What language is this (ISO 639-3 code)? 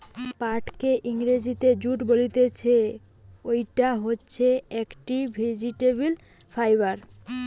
ben